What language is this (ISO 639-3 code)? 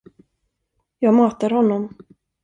swe